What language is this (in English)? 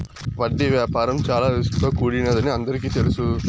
Telugu